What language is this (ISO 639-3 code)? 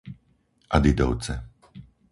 slk